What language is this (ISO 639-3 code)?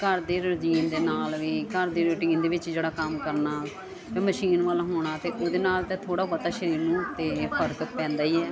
pan